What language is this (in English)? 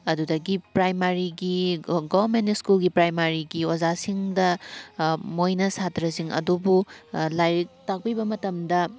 Manipuri